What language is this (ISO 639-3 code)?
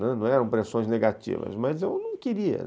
por